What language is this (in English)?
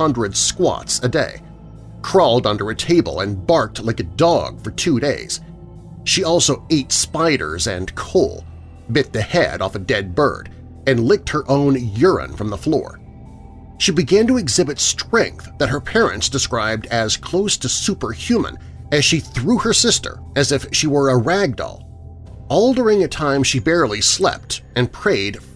English